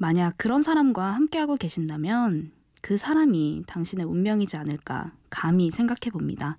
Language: Korean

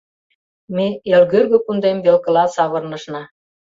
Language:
Mari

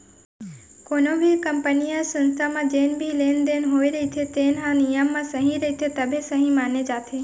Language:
Chhattisgarhi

